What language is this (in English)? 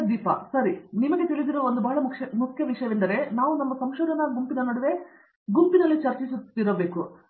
Kannada